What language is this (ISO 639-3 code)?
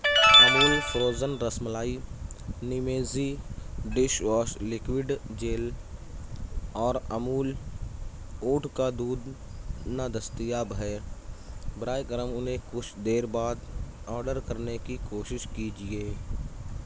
urd